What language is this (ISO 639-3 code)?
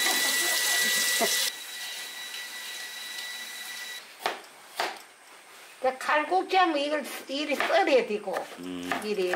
kor